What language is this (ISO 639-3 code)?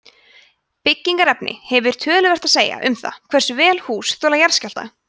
isl